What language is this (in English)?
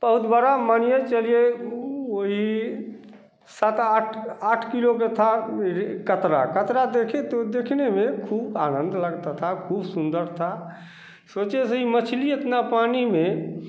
Hindi